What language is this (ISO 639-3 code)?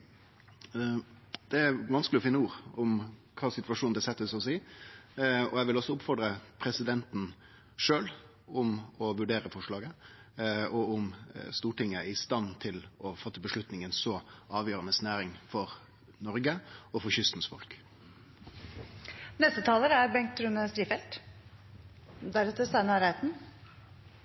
nor